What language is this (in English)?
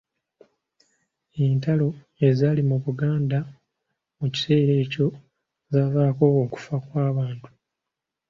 Ganda